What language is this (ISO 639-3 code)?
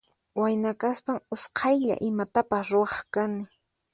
qxp